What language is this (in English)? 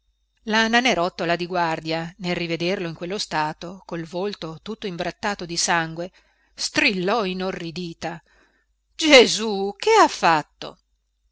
Italian